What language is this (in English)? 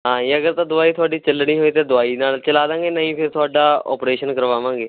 Punjabi